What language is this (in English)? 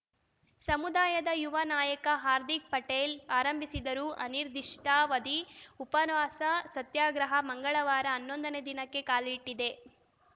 Kannada